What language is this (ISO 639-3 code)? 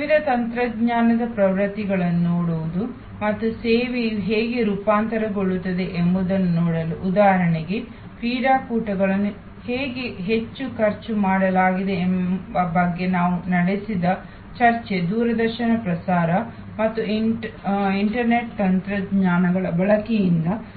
kan